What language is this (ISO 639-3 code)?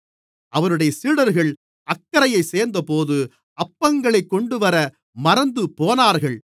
tam